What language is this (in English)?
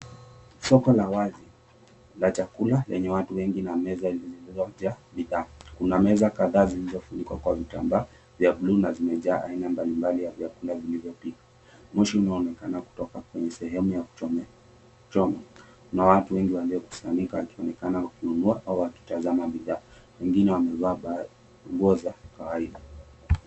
Swahili